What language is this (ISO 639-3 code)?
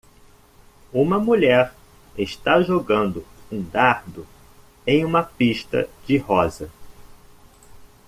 por